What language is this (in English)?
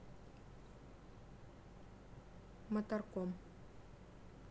Russian